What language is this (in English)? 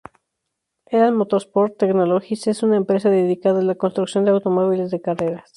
Spanish